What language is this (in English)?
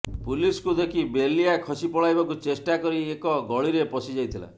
Odia